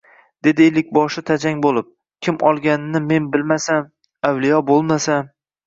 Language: Uzbek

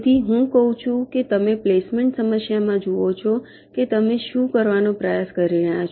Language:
Gujarati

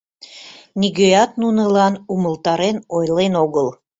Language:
Mari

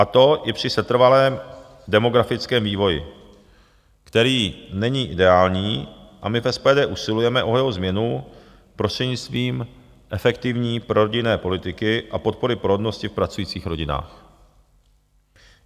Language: Czech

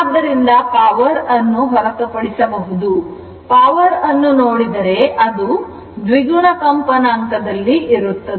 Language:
Kannada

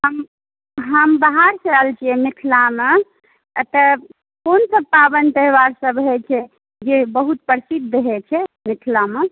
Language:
Maithili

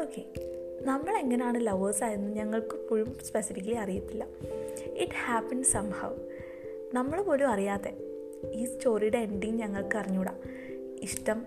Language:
Malayalam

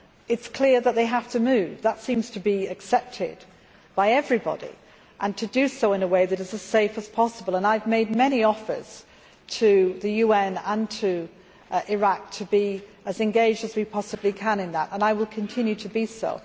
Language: English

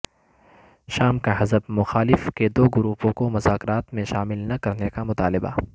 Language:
Urdu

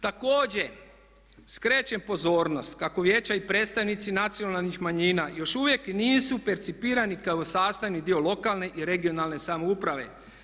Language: Croatian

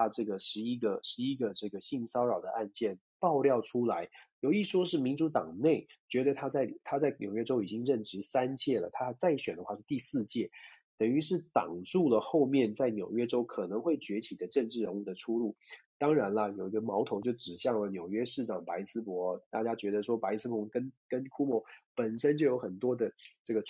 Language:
Chinese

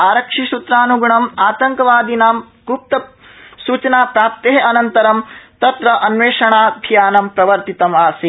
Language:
Sanskrit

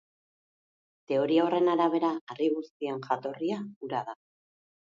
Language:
Basque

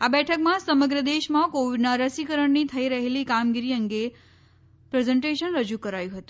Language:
Gujarati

